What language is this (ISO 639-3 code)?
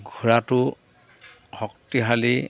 asm